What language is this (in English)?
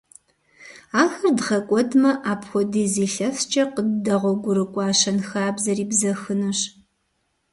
Kabardian